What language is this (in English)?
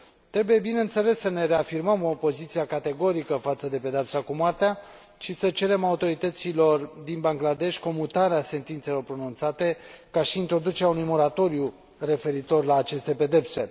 Romanian